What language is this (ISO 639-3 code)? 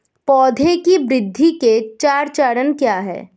hin